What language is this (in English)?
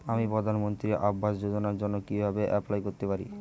Bangla